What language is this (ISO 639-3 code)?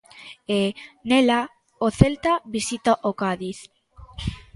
glg